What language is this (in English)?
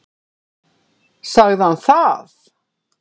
Icelandic